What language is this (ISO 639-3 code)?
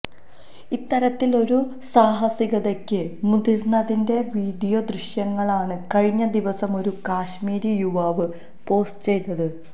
mal